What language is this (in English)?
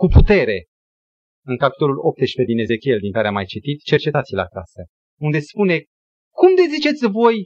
Romanian